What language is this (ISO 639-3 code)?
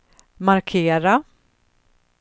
swe